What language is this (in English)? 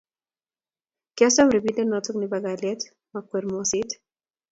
Kalenjin